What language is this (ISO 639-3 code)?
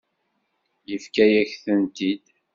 kab